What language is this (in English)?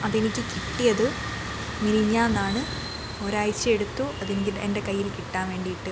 Malayalam